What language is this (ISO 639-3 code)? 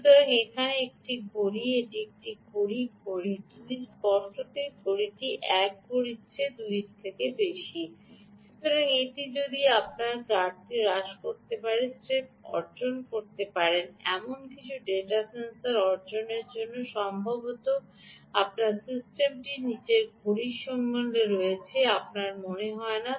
ben